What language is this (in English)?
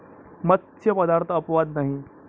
Marathi